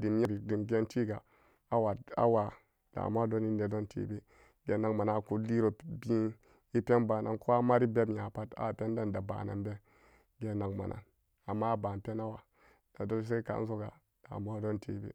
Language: Samba Daka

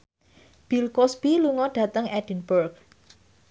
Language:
Javanese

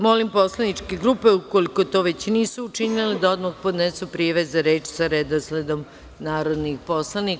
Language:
Serbian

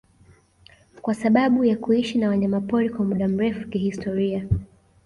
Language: Swahili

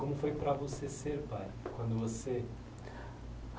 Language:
Portuguese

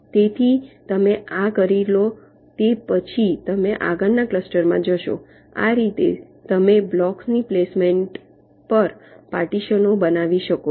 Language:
Gujarati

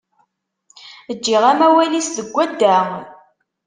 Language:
Kabyle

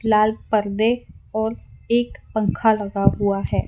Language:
Hindi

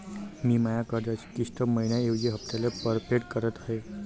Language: Marathi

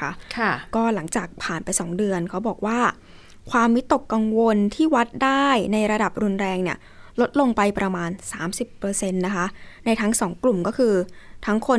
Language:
Thai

